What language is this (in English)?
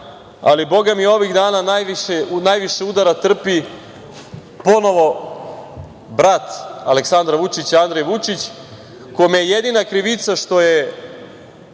Serbian